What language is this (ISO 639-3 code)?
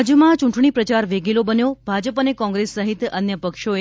guj